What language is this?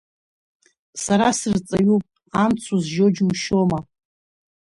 Abkhazian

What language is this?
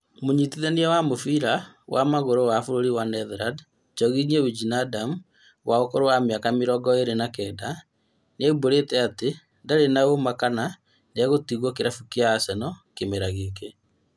Kikuyu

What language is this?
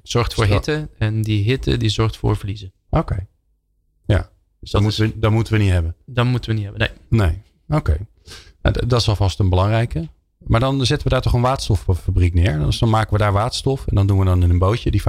Dutch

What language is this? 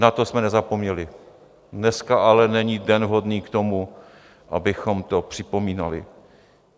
Czech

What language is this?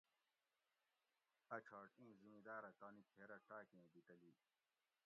Gawri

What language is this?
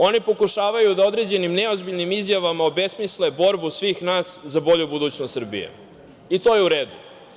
Serbian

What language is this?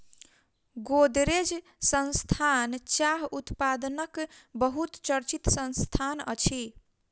Maithili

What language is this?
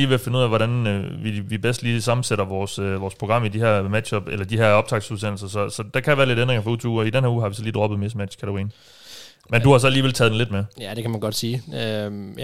Danish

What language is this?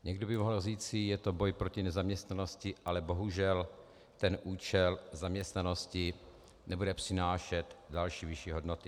Czech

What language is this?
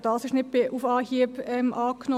Swiss German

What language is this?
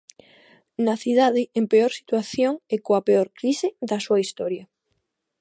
Galician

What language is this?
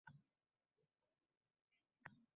Uzbek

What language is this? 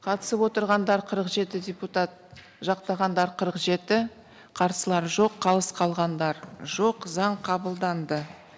Kazakh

